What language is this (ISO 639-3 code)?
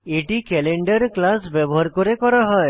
ben